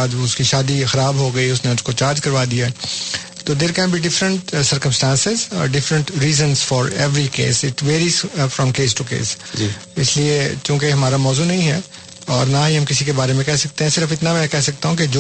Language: Urdu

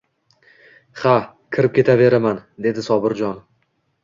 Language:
Uzbek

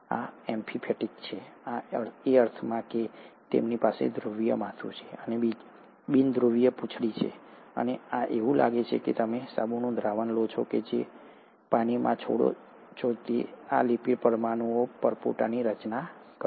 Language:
Gujarati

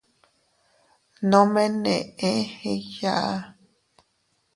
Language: Teutila Cuicatec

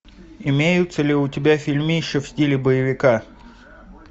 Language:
Russian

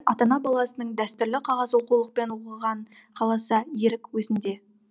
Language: Kazakh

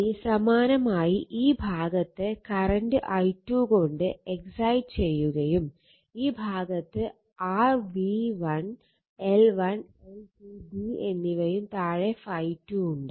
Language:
Malayalam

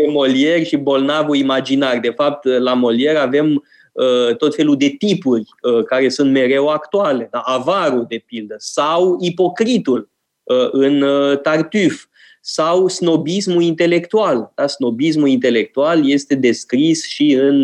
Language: Romanian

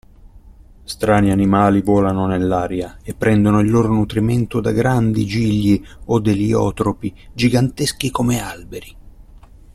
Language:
Italian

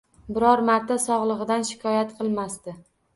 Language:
Uzbek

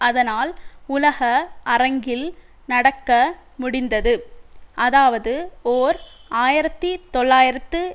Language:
Tamil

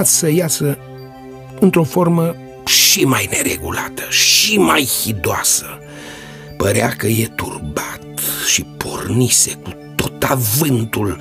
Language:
Romanian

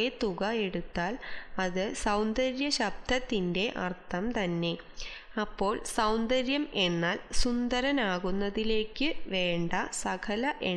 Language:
Romanian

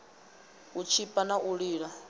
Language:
Venda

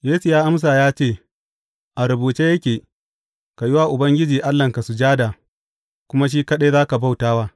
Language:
Hausa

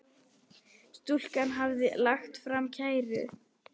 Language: Icelandic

